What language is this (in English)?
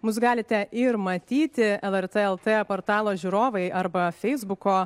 Lithuanian